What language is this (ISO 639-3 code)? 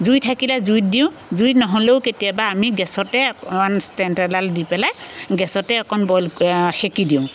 asm